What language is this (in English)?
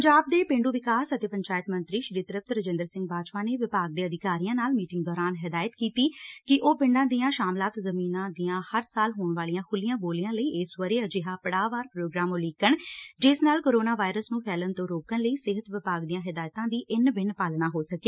Punjabi